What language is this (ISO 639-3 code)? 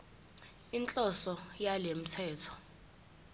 zul